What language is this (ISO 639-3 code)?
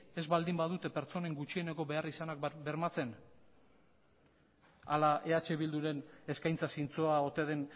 eus